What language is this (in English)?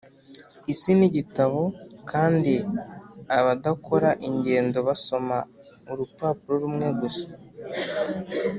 Kinyarwanda